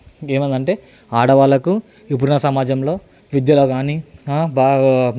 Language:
Telugu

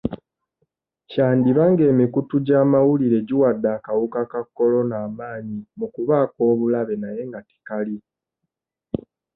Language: Ganda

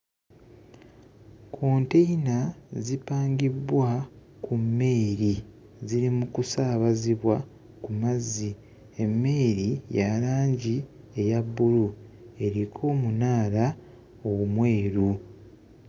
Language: Ganda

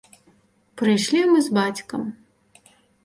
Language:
Belarusian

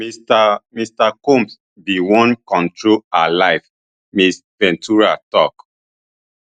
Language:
Nigerian Pidgin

